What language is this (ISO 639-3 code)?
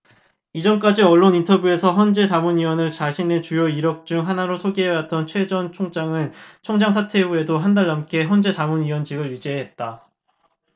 kor